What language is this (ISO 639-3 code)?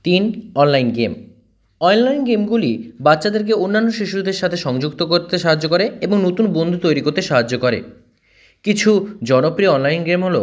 ben